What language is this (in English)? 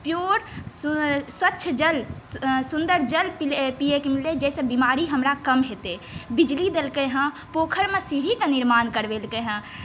Maithili